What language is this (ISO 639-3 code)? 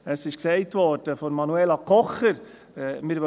gsw